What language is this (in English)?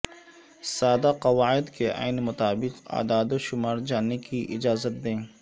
Urdu